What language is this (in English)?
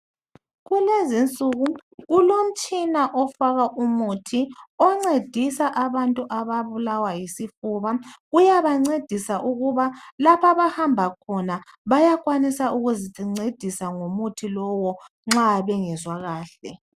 North Ndebele